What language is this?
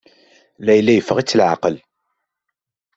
Kabyle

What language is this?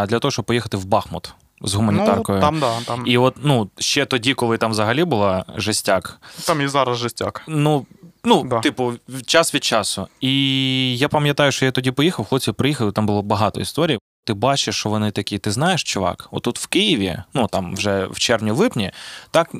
Ukrainian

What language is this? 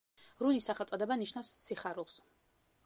Georgian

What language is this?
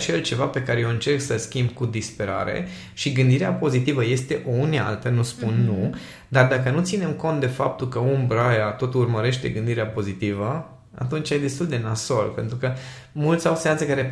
Romanian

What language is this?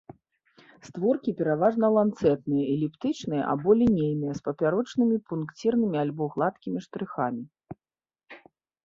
Belarusian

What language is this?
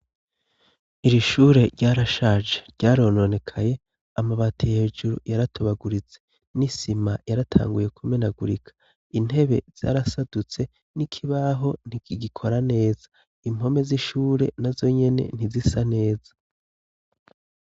Rundi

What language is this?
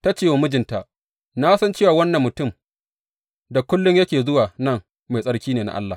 Hausa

